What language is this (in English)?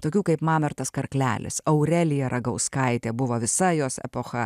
Lithuanian